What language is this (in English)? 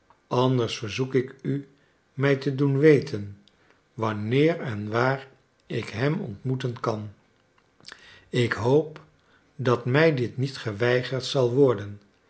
Dutch